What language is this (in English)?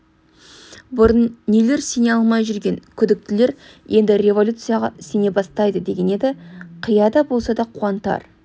Kazakh